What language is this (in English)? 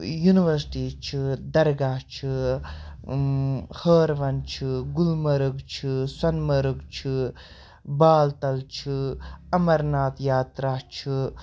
Kashmiri